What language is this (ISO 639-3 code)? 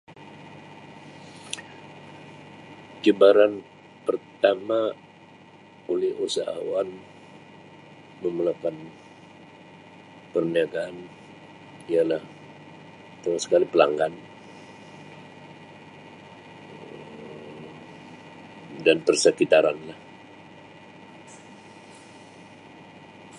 msi